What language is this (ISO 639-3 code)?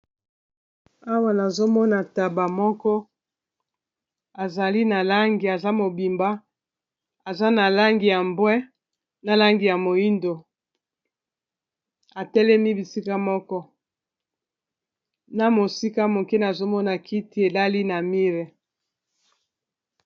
lin